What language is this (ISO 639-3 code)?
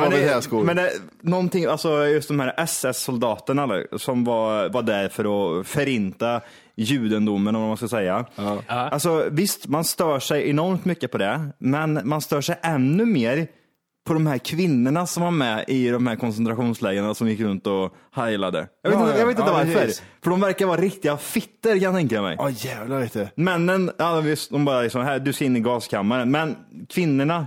swe